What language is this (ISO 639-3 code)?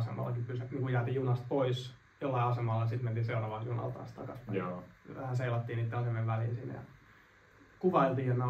fin